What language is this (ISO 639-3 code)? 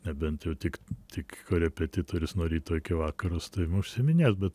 lit